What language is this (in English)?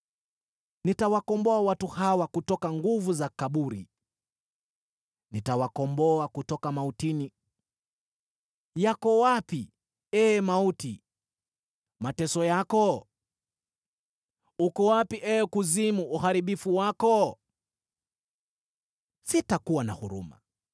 Swahili